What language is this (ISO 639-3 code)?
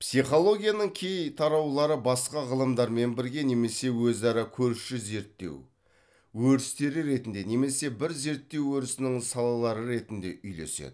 kaz